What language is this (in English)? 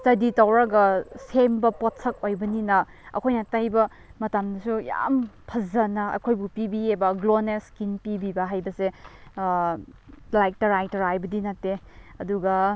Manipuri